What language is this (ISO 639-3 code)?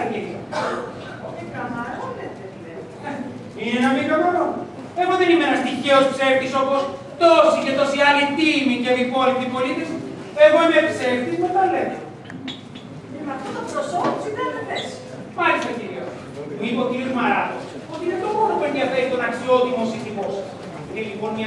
ell